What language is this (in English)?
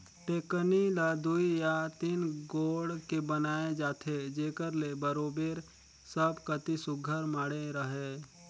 Chhattisgarhi